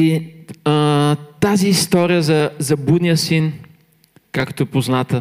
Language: Bulgarian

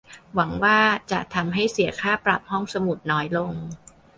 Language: Thai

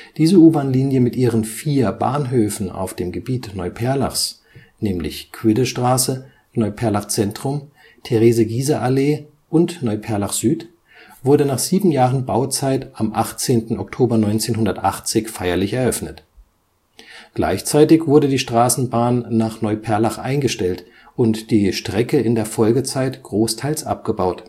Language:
German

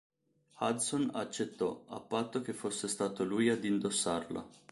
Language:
Italian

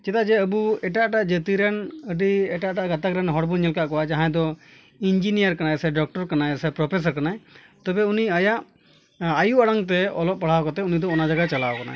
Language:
Santali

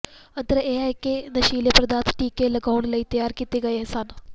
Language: Punjabi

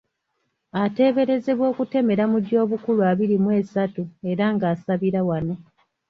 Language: Ganda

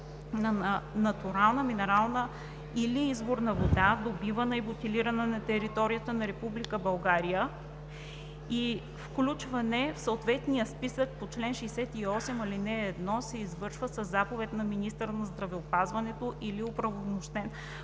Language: Bulgarian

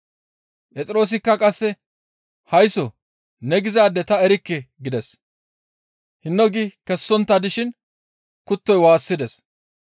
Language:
Gamo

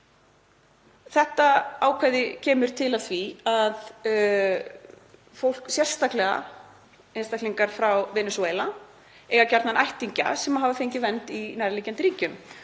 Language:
Icelandic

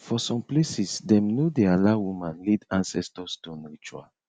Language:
Nigerian Pidgin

